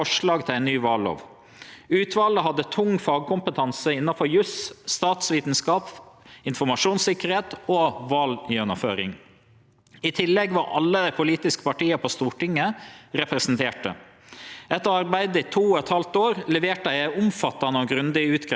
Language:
Norwegian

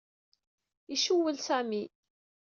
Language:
Kabyle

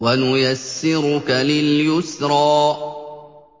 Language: Arabic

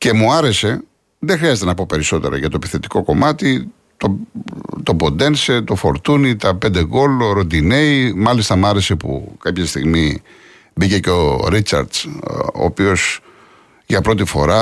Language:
Greek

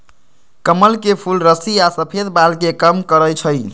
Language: Magahi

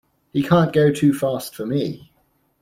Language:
English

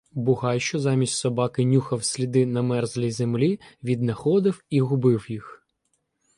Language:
Ukrainian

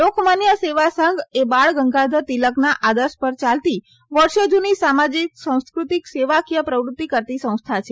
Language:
Gujarati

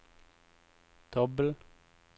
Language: Norwegian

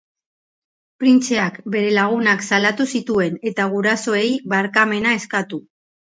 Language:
Basque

